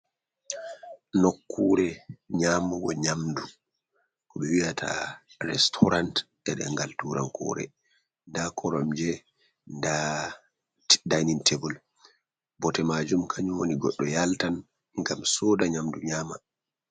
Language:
Fula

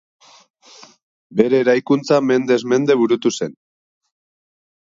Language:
Basque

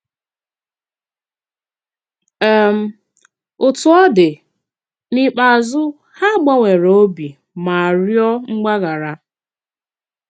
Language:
Igbo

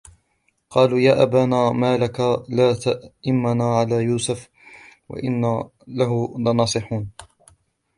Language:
Arabic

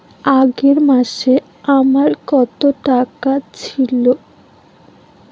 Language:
Bangla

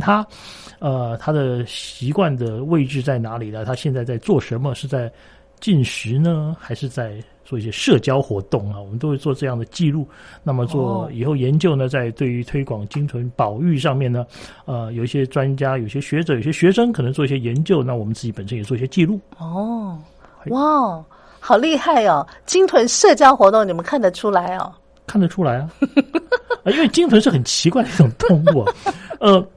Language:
Chinese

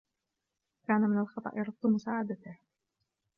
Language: Arabic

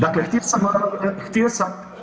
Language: Croatian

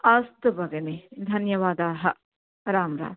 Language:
Sanskrit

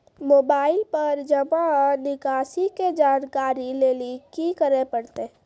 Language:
Maithili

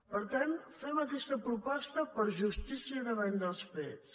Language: Catalan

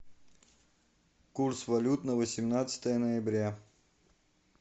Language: Russian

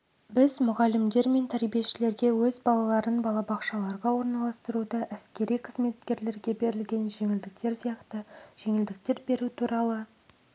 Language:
Kazakh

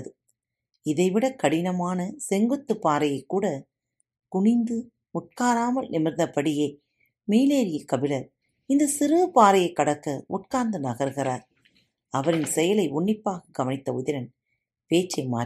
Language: Tamil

